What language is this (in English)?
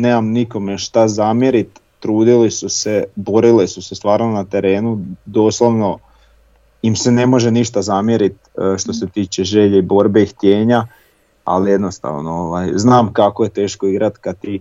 Croatian